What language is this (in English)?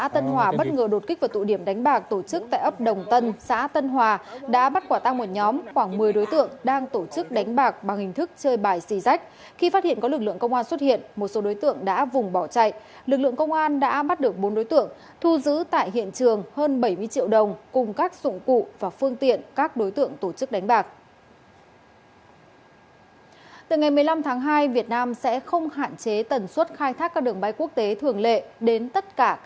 Vietnamese